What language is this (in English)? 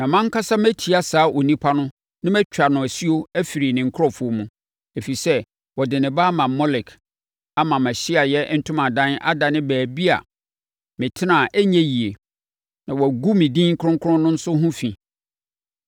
Akan